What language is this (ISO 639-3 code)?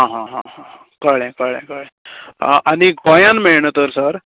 kok